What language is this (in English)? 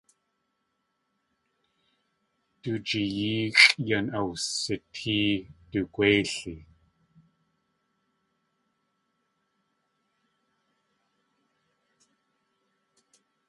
Tlingit